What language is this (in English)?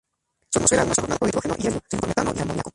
Spanish